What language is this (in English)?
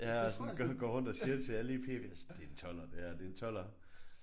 Danish